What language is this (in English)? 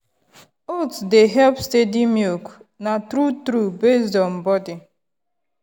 Nigerian Pidgin